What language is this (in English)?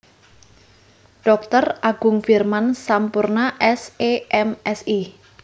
Javanese